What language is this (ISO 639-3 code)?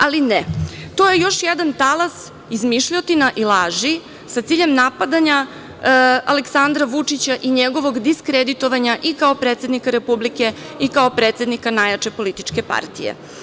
srp